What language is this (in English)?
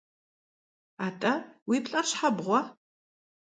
Kabardian